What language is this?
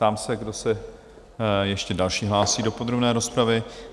Czech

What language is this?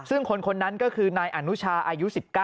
Thai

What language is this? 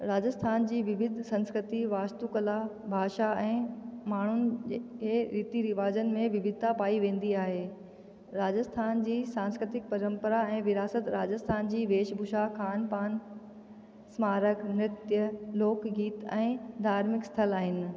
Sindhi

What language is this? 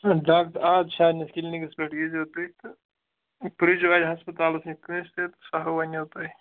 Kashmiri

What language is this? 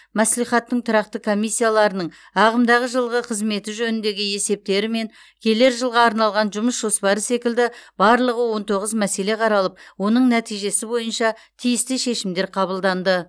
Kazakh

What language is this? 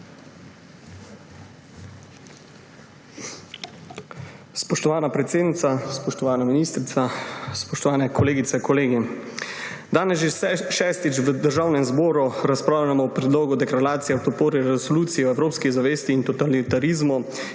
Slovenian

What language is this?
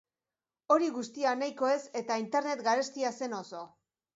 Basque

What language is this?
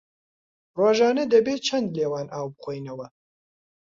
Central Kurdish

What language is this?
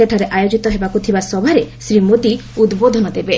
Odia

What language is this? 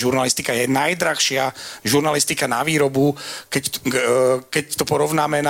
Slovak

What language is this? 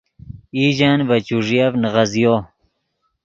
Yidgha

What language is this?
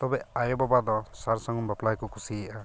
Santali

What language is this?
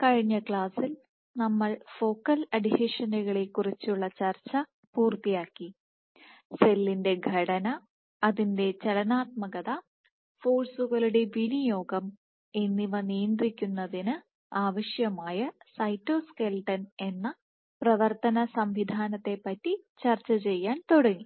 Malayalam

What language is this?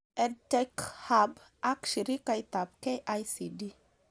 Kalenjin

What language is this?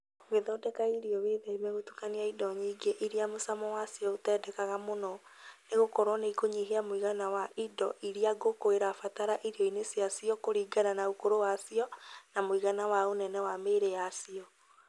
Kikuyu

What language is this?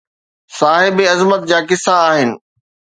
Sindhi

